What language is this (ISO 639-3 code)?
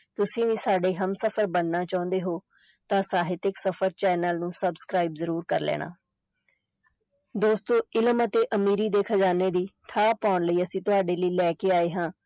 pan